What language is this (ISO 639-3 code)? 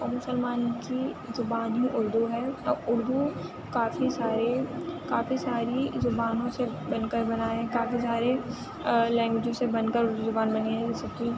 urd